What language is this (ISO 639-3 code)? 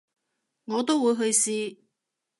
yue